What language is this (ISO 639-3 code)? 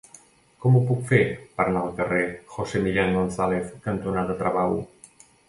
cat